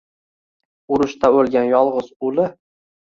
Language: Uzbek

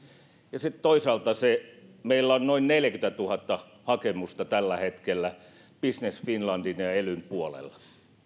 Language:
Finnish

